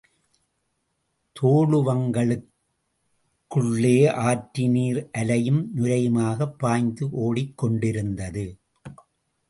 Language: Tamil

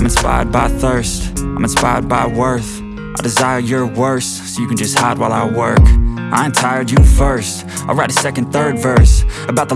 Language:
English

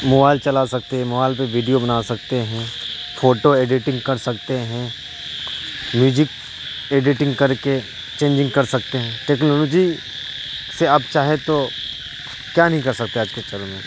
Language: Urdu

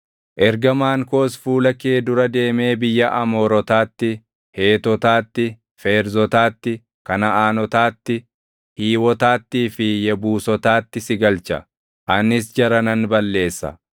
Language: Oromo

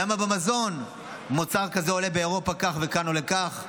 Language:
Hebrew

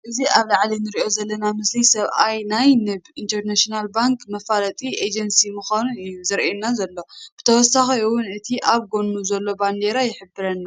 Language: Tigrinya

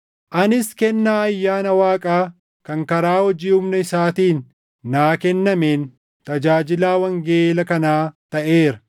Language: Oromo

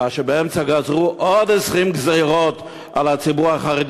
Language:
Hebrew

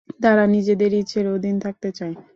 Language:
Bangla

